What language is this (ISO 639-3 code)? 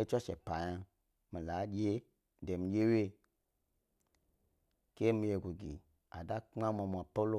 gby